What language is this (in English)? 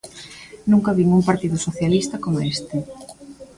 Galician